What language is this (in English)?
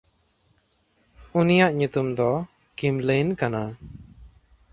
Santali